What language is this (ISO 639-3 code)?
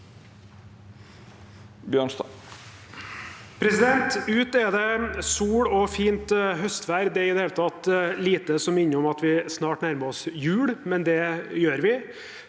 nor